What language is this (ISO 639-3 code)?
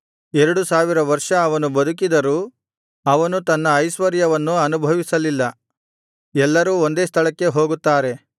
kan